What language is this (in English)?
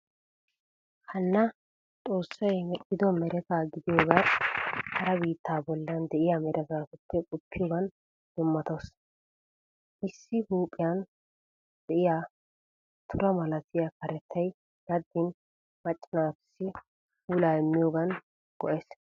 Wolaytta